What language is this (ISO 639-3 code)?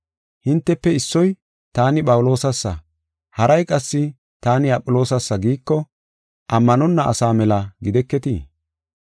gof